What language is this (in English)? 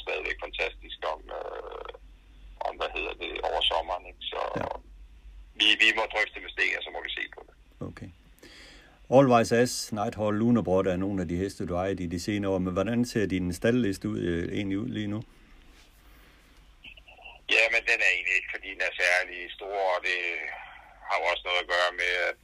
Danish